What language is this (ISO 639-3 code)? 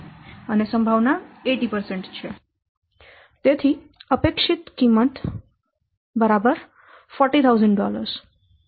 guj